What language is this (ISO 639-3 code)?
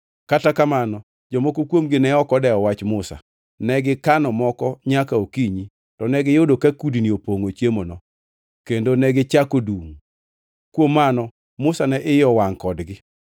luo